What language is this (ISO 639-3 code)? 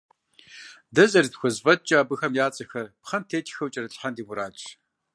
kbd